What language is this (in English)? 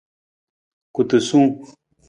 Nawdm